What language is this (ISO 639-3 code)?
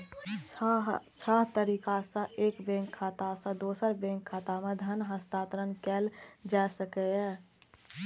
mai